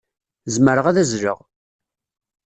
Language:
Kabyle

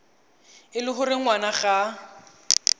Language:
Tswana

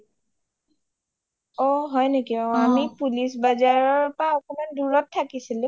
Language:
Assamese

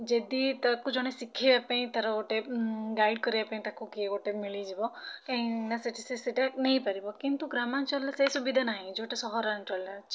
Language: Odia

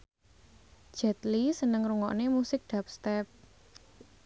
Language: Javanese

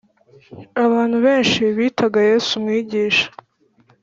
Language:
Kinyarwanda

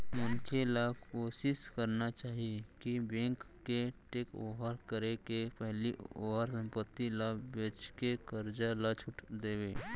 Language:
Chhattisgarhi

